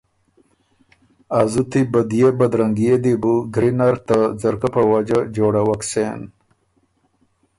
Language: Ormuri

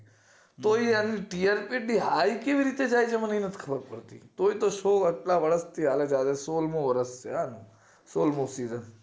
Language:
Gujarati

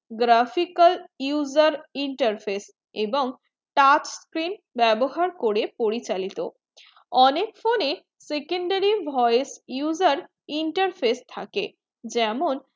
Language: Bangla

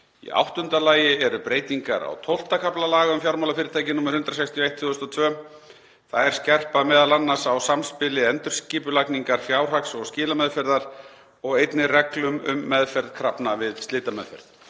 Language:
Icelandic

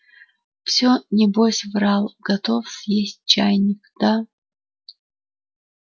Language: Russian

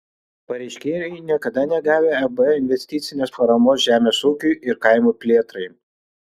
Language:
Lithuanian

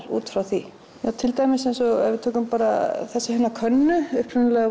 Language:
Icelandic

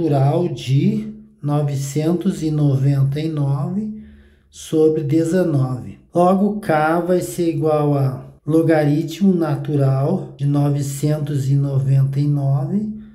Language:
Portuguese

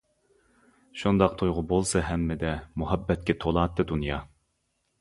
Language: Uyghur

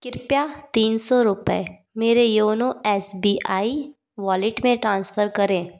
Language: Hindi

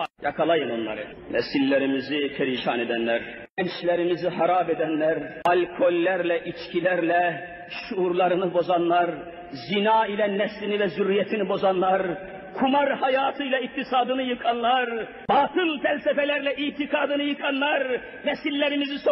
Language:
Turkish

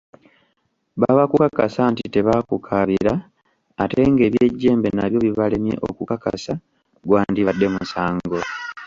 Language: Ganda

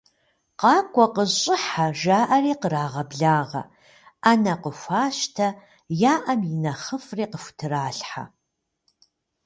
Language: Kabardian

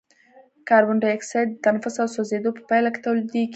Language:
Pashto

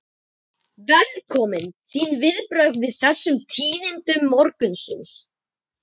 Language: Icelandic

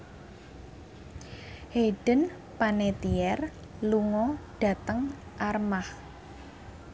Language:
Javanese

